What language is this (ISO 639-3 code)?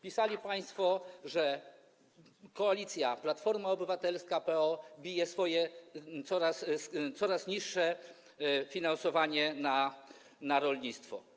pol